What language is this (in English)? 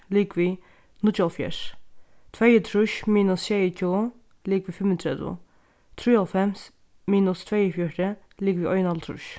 Faroese